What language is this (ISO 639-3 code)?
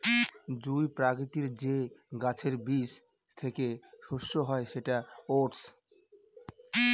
ben